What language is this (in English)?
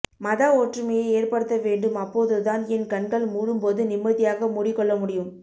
Tamil